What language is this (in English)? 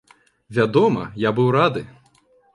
Belarusian